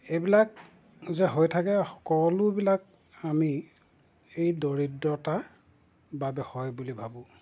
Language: Assamese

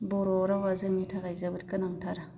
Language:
Bodo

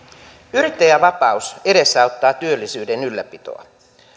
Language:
Finnish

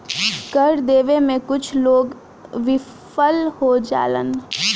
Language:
Bhojpuri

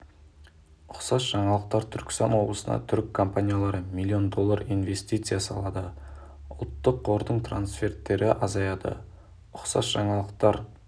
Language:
Kazakh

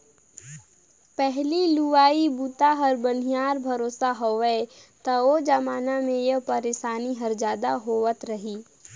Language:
Chhattisgarhi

